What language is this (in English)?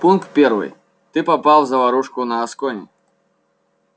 Russian